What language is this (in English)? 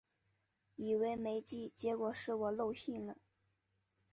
Chinese